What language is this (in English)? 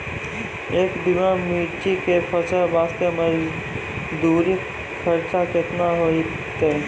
Maithili